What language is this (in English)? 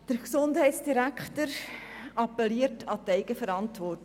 Swiss German